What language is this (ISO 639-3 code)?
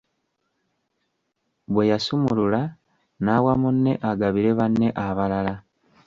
lug